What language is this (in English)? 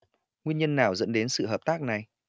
Vietnamese